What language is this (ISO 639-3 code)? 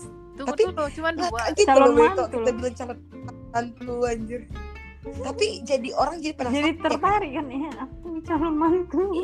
ind